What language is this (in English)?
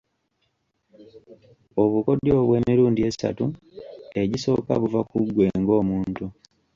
Ganda